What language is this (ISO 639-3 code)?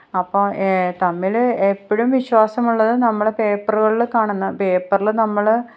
mal